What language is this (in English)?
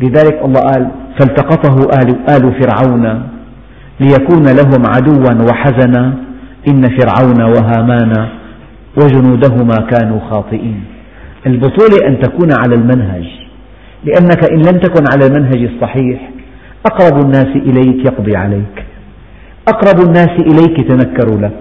Arabic